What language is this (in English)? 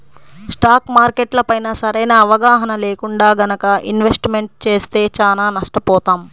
Telugu